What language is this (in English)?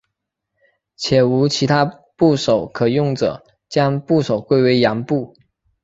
Chinese